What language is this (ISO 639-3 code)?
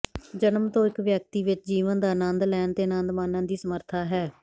pan